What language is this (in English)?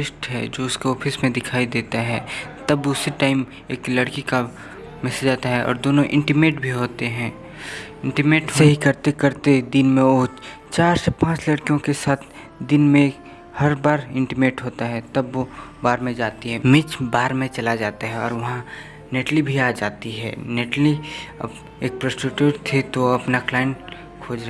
Hindi